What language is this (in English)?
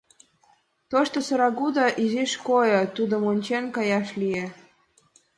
Mari